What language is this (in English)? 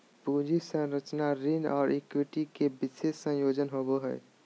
Magahi